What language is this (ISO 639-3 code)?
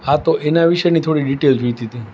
guj